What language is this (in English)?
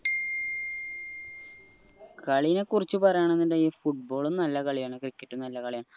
Malayalam